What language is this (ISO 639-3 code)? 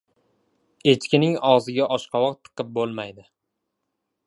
uzb